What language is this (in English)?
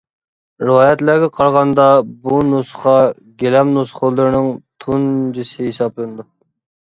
Uyghur